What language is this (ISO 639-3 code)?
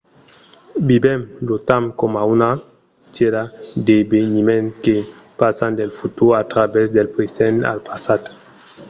oci